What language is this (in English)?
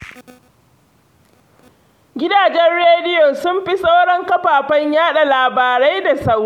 Hausa